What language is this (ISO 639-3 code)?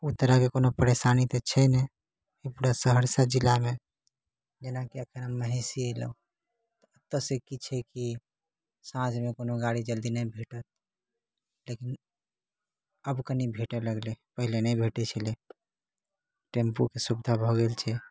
mai